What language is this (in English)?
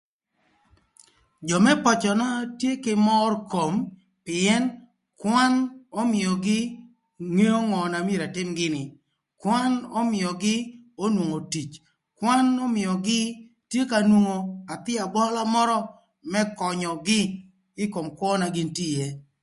Thur